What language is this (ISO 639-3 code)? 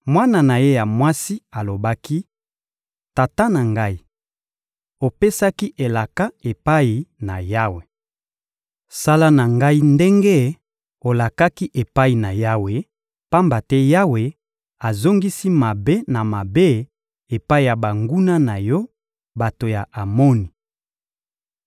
lin